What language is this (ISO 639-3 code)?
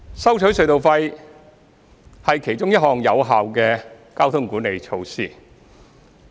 yue